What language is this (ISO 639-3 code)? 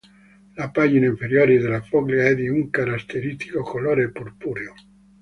ita